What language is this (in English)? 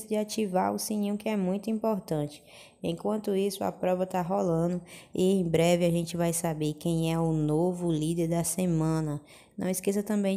Portuguese